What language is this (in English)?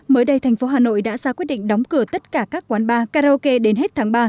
Vietnamese